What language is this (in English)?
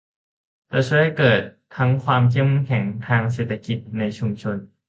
Thai